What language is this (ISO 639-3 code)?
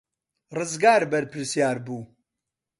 ckb